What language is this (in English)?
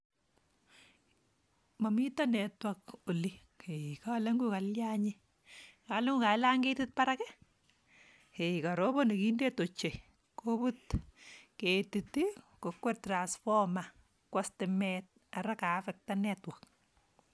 Kalenjin